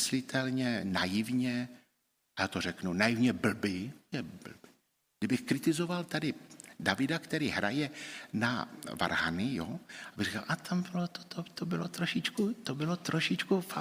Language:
Czech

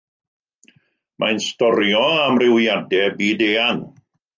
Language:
Welsh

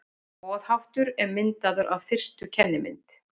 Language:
Icelandic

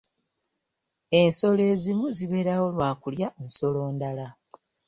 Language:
Ganda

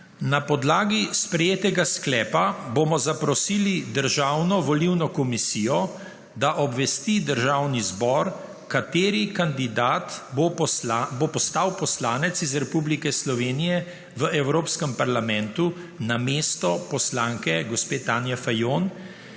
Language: Slovenian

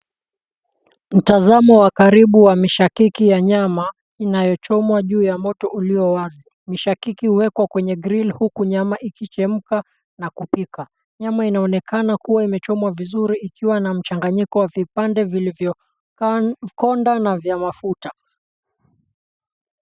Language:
Swahili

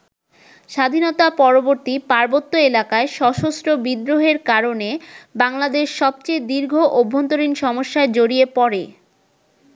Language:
Bangla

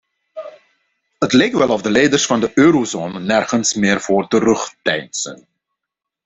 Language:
Dutch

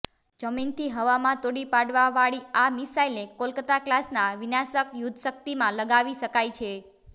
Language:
Gujarati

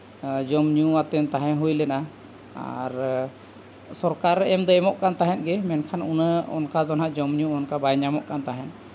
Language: Santali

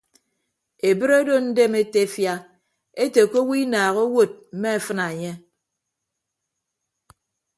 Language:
Ibibio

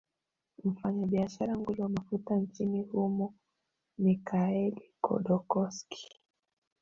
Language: Swahili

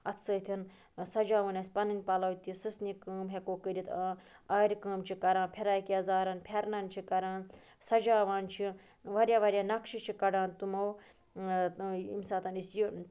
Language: Kashmiri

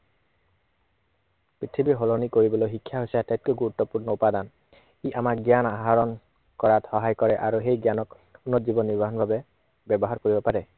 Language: Assamese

